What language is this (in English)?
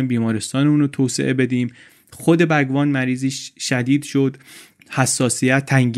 Persian